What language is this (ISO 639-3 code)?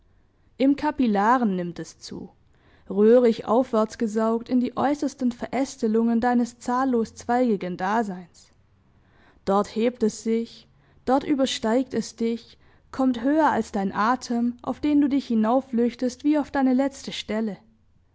deu